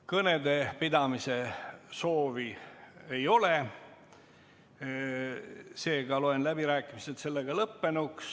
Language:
Estonian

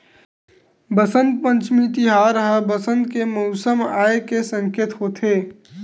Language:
Chhattisgarhi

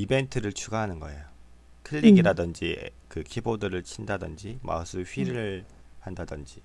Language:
Korean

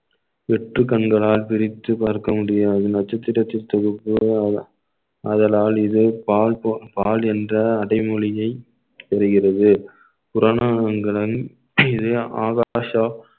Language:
Tamil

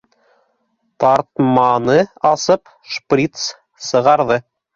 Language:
Bashkir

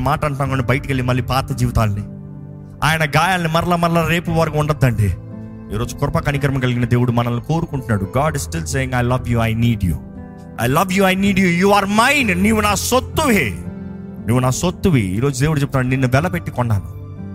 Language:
Telugu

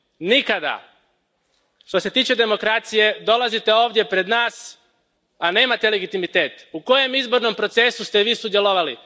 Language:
Croatian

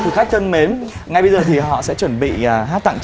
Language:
Vietnamese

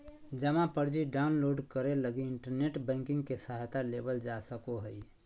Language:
Magahi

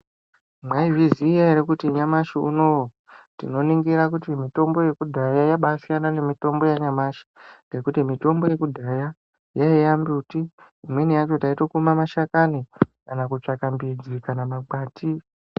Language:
Ndau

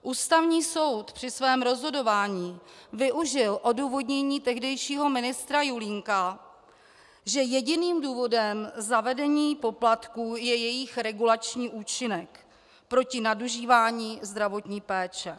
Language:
Czech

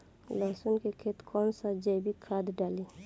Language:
Bhojpuri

